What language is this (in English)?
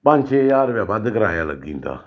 Dogri